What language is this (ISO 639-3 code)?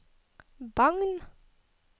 nor